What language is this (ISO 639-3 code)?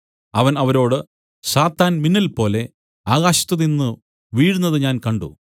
mal